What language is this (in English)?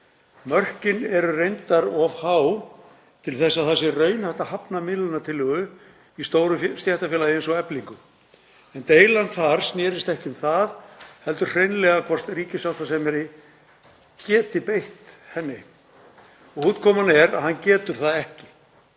Icelandic